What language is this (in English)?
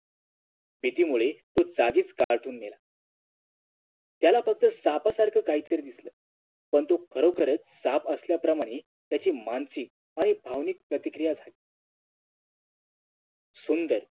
Marathi